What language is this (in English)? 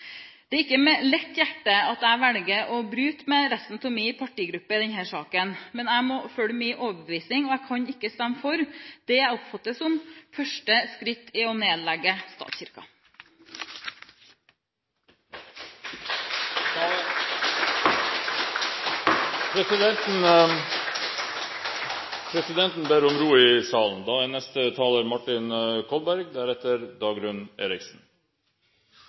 Norwegian